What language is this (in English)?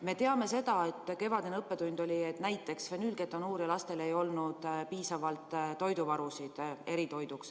Estonian